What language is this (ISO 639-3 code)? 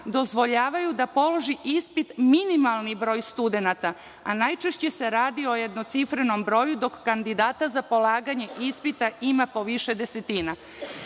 srp